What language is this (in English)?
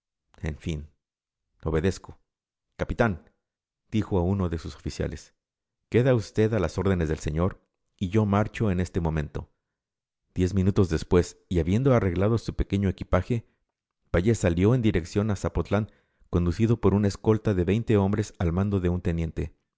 Spanish